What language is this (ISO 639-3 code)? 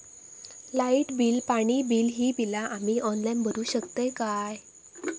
mar